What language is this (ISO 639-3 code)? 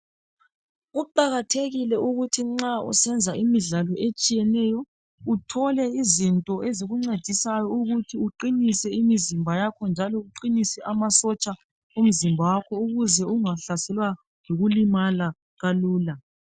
nde